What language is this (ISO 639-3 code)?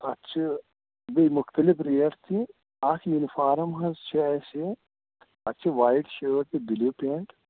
kas